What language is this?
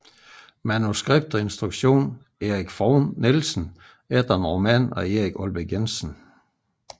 Danish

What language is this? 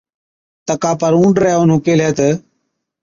Od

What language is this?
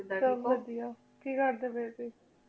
Punjabi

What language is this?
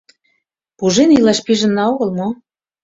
Mari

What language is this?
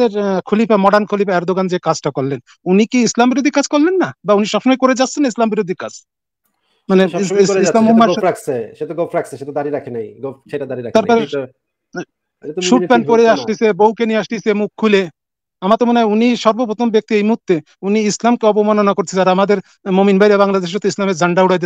Arabic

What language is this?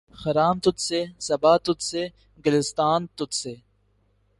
Urdu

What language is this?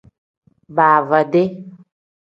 Tem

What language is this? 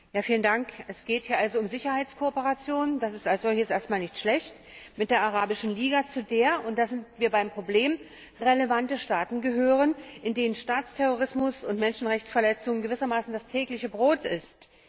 German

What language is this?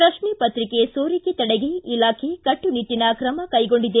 Kannada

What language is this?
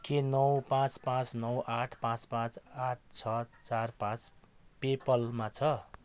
Nepali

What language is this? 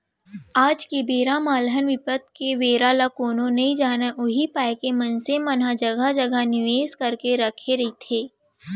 Chhattisgarhi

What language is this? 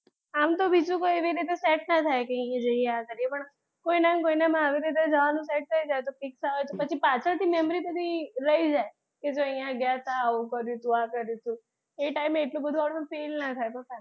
Gujarati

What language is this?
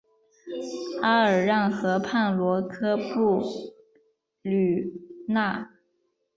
Chinese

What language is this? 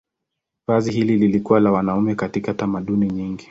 Swahili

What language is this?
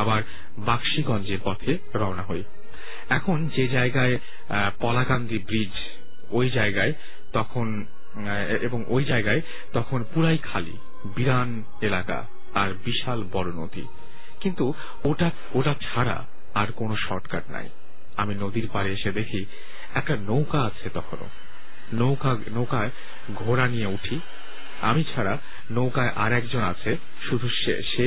Bangla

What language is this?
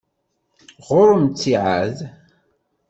Kabyle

